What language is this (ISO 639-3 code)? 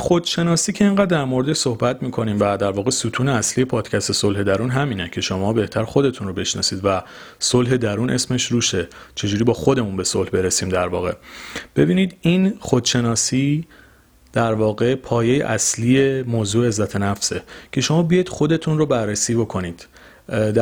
fas